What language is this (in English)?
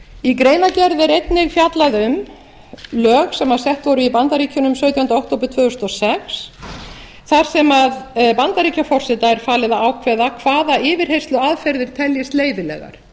Icelandic